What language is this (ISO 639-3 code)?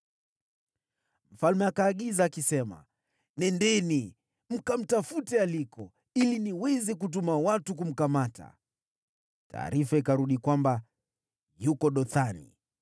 swa